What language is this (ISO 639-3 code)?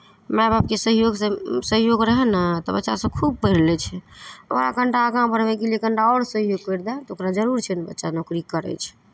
mai